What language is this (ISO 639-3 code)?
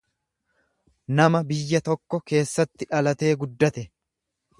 orm